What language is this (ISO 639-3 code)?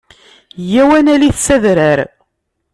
kab